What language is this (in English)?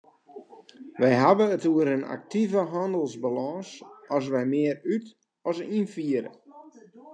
Western Frisian